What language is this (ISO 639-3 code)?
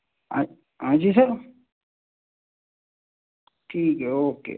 urd